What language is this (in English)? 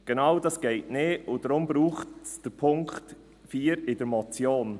Swiss German